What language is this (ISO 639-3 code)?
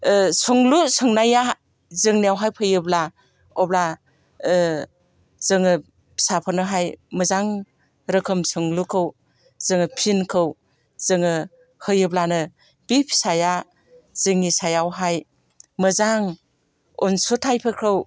brx